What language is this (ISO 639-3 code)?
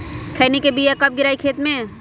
mag